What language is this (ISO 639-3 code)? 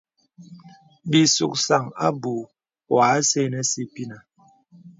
beb